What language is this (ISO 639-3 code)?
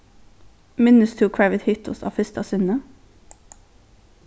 fao